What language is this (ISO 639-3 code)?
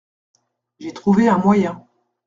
fra